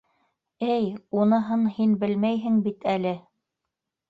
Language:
Bashkir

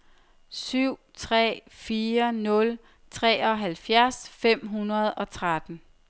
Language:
Danish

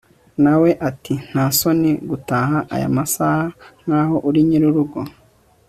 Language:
Kinyarwanda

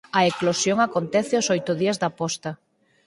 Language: Galician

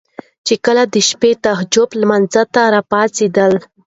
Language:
Pashto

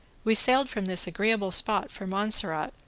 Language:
English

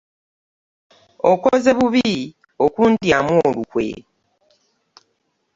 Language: Ganda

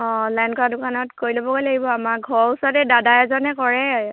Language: Assamese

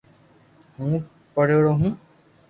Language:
Loarki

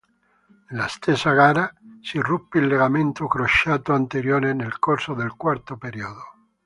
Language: Italian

